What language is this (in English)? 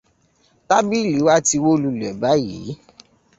Yoruba